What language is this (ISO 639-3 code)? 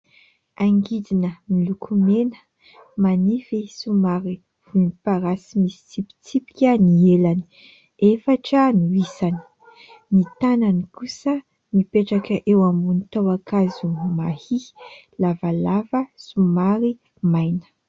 mlg